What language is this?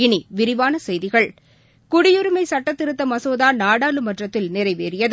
Tamil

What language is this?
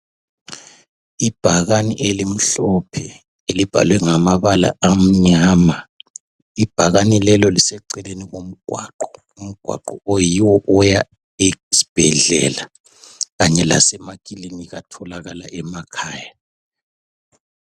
North Ndebele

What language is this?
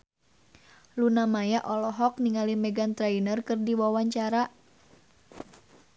Sundanese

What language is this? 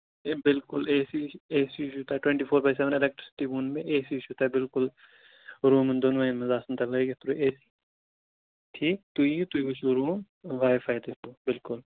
Kashmiri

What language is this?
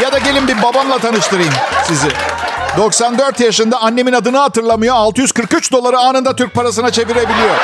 Turkish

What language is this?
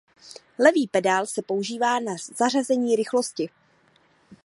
Czech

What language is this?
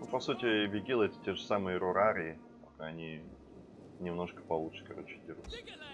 Russian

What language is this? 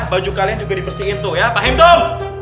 Indonesian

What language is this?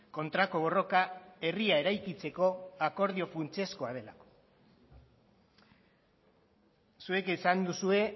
Basque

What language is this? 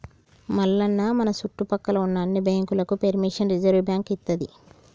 Telugu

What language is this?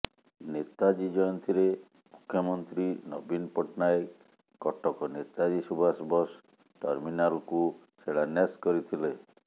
Odia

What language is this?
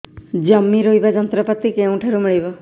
Odia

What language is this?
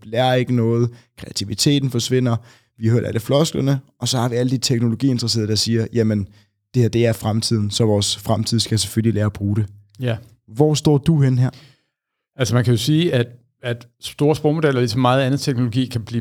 Danish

